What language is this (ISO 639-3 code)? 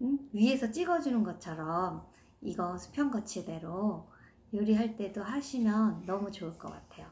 kor